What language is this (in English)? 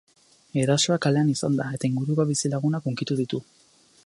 Basque